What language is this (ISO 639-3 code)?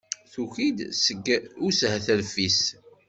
kab